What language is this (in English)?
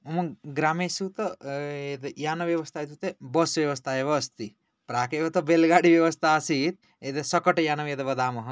Sanskrit